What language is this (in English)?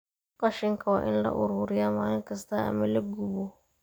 Somali